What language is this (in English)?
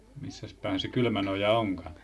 Finnish